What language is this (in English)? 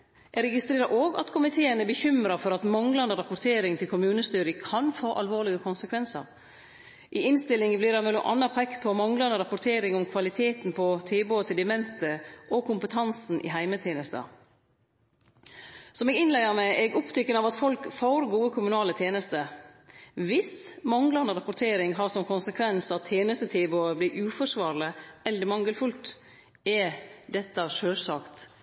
Norwegian Nynorsk